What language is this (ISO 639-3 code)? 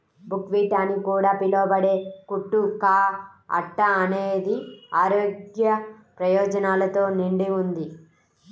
tel